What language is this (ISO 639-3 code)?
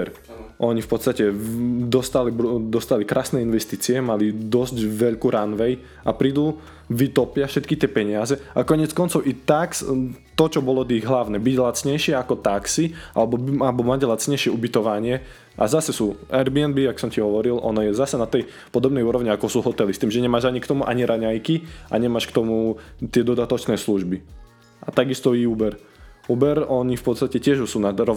slk